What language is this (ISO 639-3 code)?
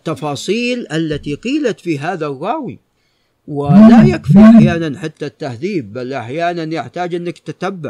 ara